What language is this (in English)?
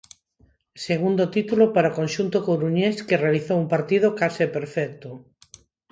Galician